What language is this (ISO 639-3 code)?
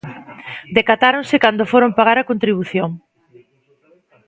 glg